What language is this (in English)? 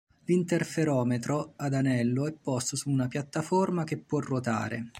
Italian